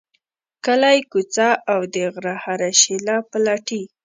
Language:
Pashto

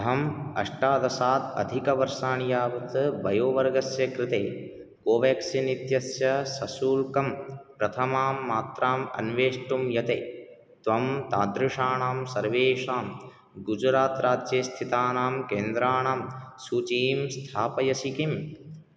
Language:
Sanskrit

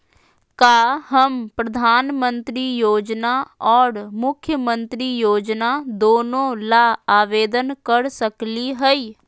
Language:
Magahi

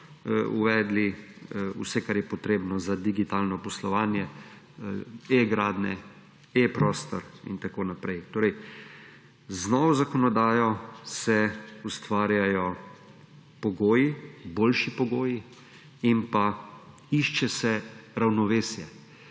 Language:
Slovenian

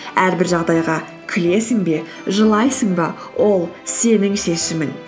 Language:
Kazakh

